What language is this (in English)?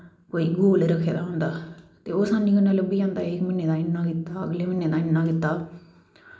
Dogri